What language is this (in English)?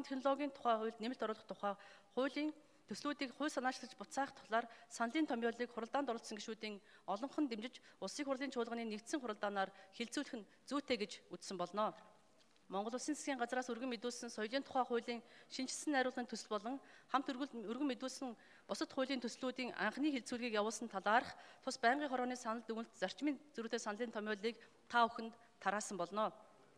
Dutch